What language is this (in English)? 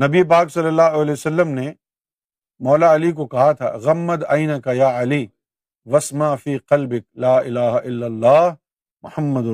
Urdu